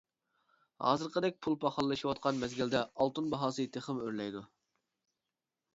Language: Uyghur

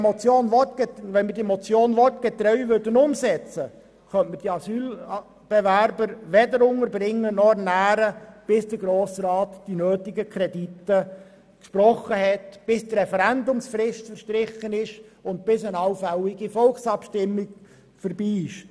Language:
Swiss German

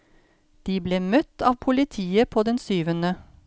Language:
Norwegian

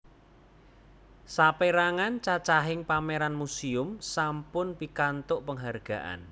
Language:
Javanese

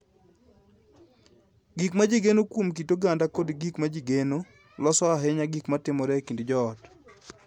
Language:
Luo (Kenya and Tanzania)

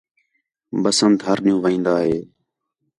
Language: Khetrani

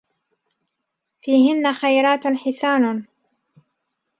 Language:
Arabic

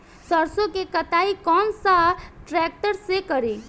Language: Bhojpuri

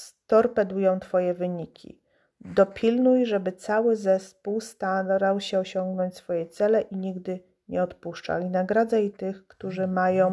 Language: Polish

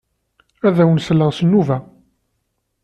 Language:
Kabyle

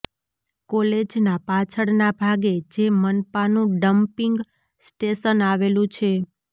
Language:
Gujarati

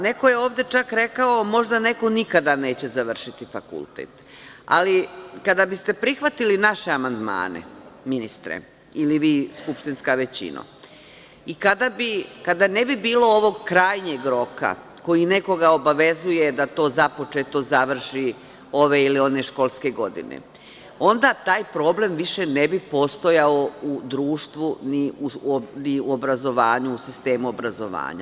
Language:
Serbian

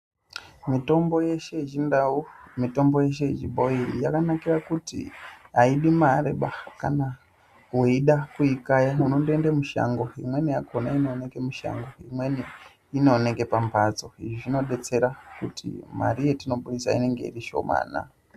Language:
Ndau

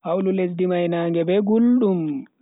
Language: Bagirmi Fulfulde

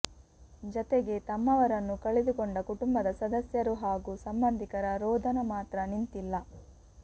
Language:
Kannada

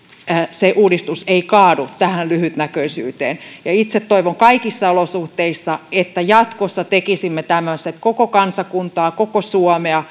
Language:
Finnish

